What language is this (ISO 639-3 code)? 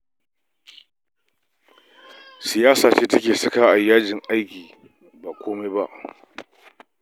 hau